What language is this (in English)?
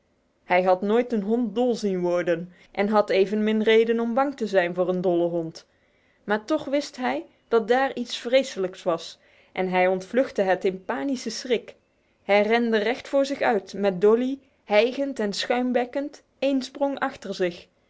Dutch